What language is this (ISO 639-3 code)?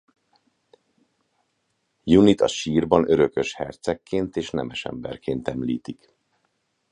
hun